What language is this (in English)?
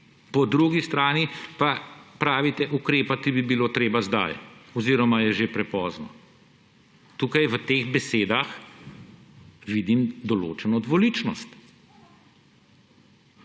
Slovenian